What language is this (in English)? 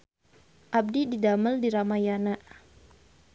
Sundanese